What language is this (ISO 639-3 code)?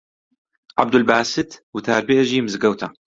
ckb